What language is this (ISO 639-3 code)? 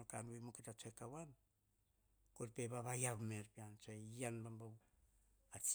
hah